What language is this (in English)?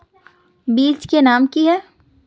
Magahi